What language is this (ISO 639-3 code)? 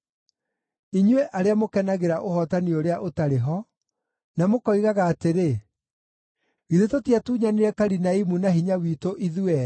kik